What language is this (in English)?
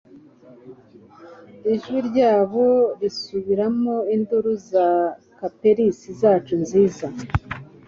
Kinyarwanda